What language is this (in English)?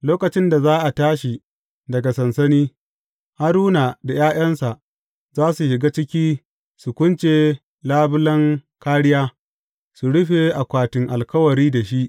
Hausa